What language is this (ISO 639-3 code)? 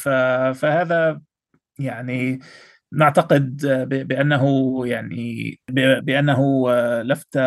ara